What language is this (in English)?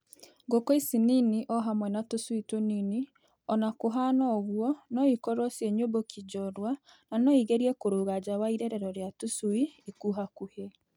Kikuyu